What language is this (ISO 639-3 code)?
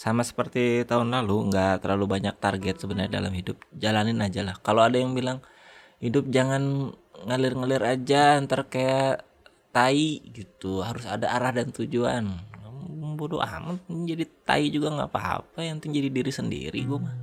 ind